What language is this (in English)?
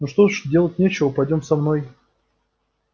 Russian